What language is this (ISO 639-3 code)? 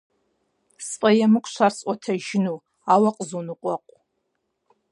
kbd